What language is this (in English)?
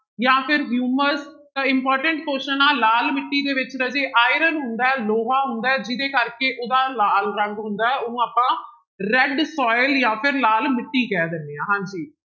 Punjabi